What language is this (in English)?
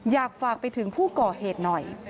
Thai